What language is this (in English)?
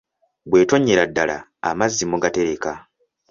Ganda